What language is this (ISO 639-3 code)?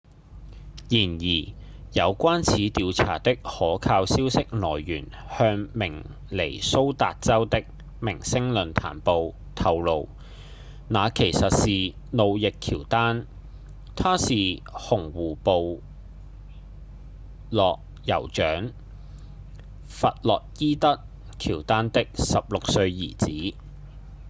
yue